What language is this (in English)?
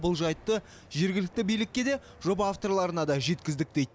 Kazakh